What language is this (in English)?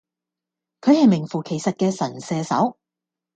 Cantonese